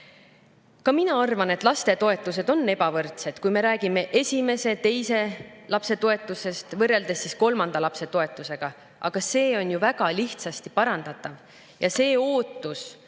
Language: Estonian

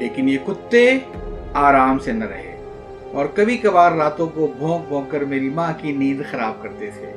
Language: Urdu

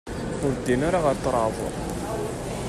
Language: Kabyle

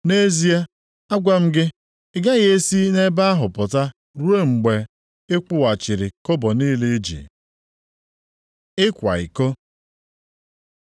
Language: Igbo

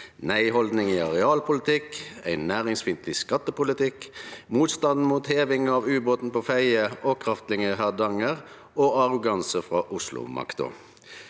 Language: Norwegian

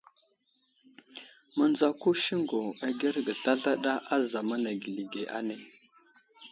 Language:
Wuzlam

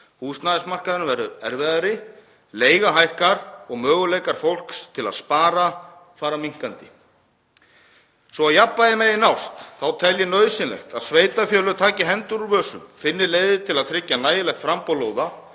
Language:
Icelandic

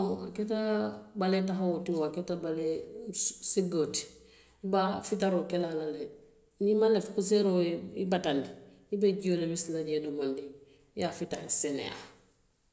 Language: Western Maninkakan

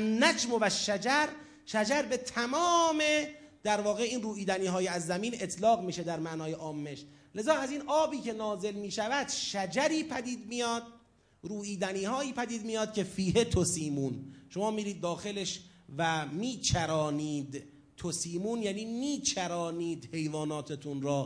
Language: Persian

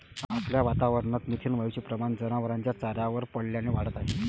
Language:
Marathi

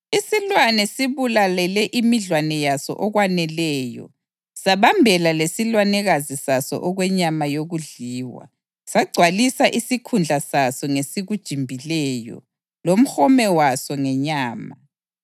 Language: North Ndebele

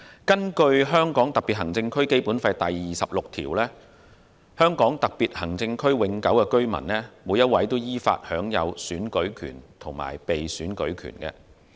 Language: Cantonese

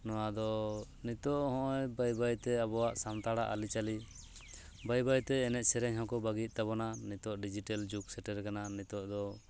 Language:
Santali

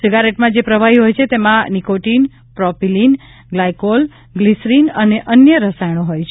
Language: Gujarati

